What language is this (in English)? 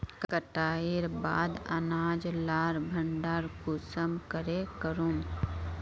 Magahi